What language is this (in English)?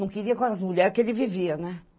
Portuguese